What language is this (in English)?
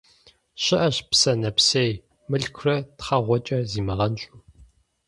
Kabardian